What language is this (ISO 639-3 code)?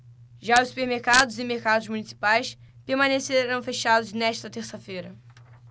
por